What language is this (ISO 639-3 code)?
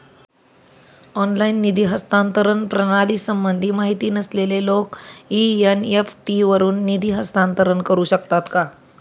mar